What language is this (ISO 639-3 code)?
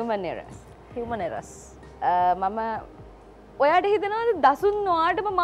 ind